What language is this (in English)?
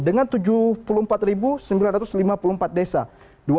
Indonesian